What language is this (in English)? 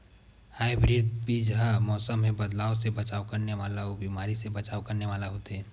Chhattisgarhi